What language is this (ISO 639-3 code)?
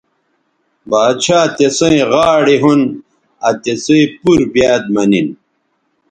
btv